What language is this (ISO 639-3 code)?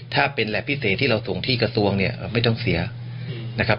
tha